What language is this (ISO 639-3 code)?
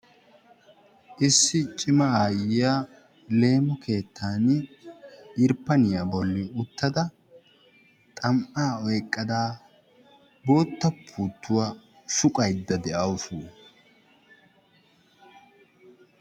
wal